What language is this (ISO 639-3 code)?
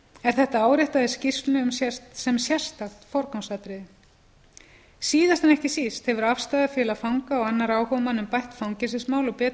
isl